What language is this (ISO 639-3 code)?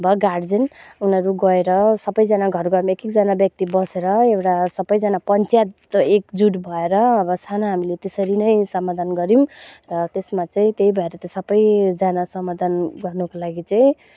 nep